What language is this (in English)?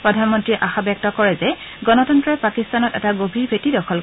Assamese